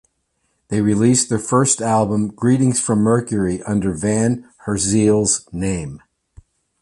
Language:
English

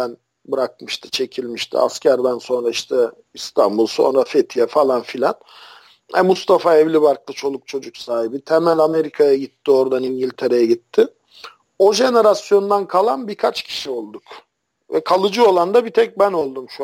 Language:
Turkish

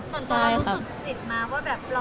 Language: Thai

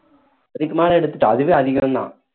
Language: Tamil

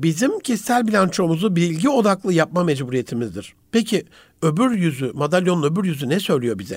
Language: Turkish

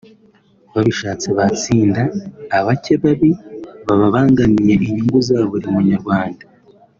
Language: Kinyarwanda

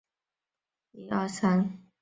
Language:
Chinese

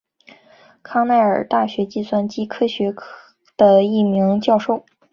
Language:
Chinese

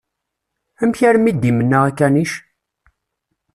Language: Kabyle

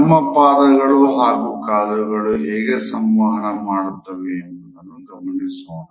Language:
Kannada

